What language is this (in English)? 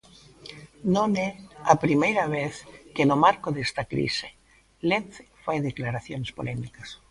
Galician